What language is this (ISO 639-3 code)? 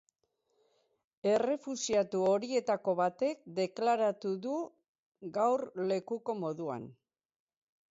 eus